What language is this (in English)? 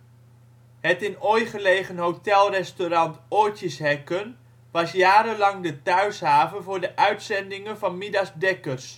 Dutch